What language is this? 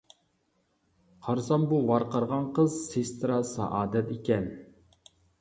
Uyghur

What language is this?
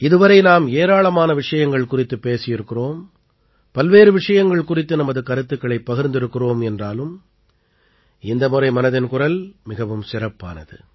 Tamil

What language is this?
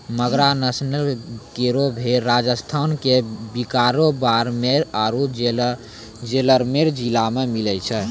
Maithili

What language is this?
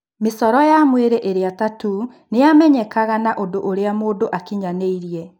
Kikuyu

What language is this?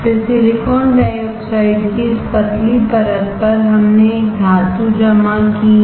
Hindi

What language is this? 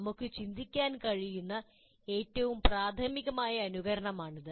Malayalam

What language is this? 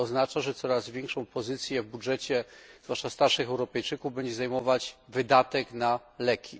Polish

